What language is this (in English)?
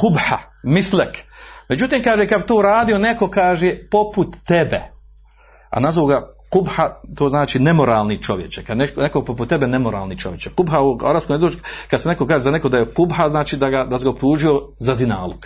Croatian